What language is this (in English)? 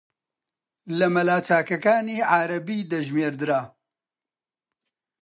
Central Kurdish